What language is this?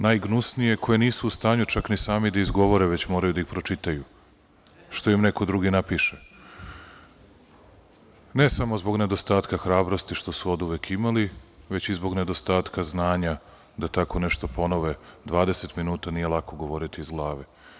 Serbian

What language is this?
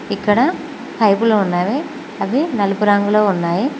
Telugu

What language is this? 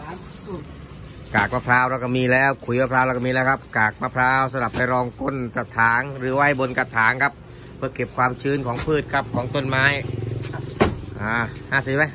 Thai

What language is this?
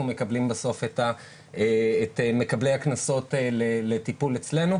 Hebrew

